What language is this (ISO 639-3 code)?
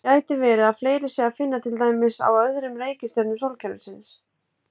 isl